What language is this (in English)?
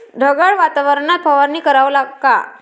Marathi